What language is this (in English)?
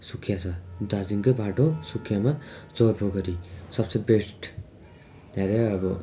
Nepali